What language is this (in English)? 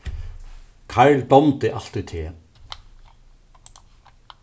Faroese